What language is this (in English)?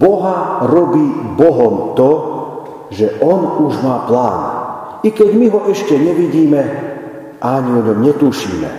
Slovak